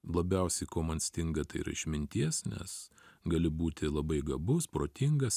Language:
Lithuanian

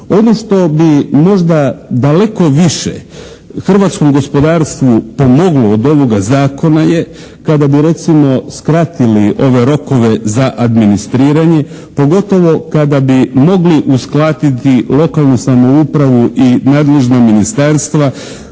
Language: Croatian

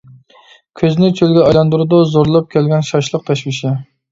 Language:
Uyghur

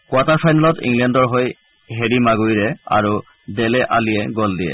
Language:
Assamese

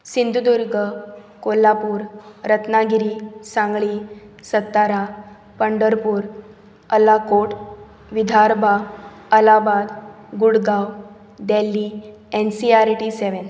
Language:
Konkani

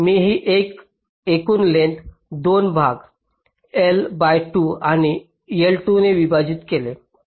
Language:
Marathi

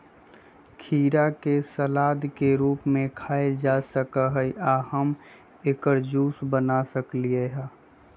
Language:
Magahi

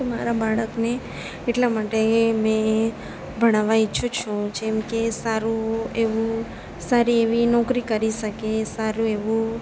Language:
Gujarati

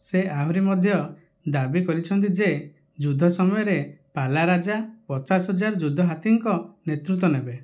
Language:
Odia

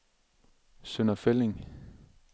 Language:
Danish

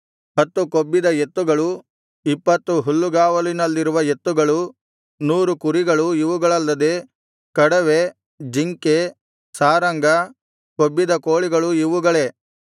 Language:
Kannada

